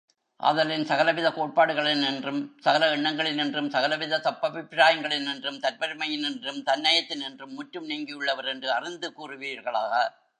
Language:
Tamil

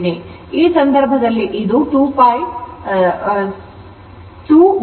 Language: Kannada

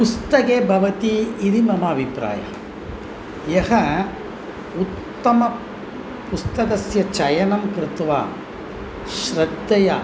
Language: Sanskrit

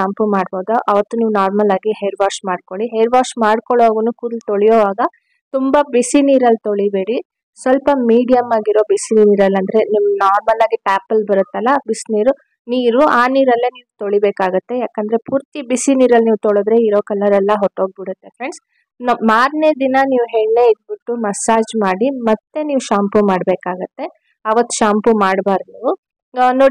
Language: Kannada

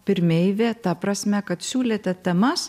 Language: Lithuanian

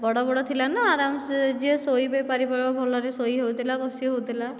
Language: Odia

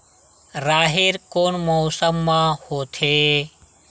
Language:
Chhattisgarhi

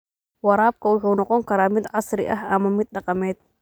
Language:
Somali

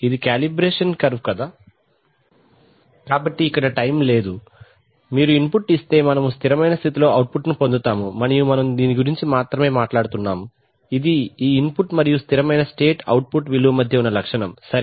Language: Telugu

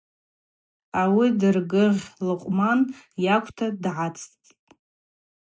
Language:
Abaza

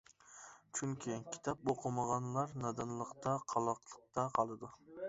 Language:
Uyghur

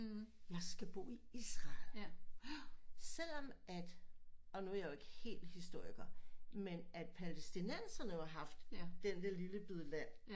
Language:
Danish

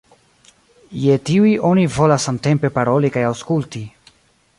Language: Esperanto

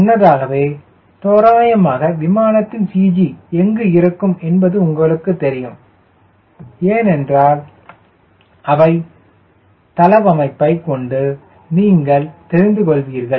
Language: Tamil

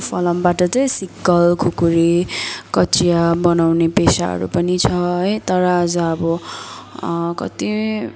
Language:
Nepali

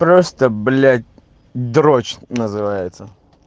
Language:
Russian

